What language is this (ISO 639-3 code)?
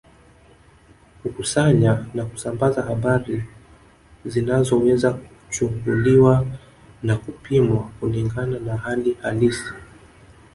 swa